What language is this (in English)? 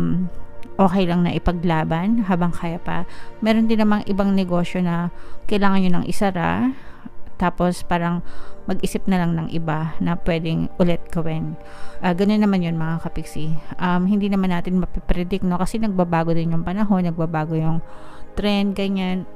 Filipino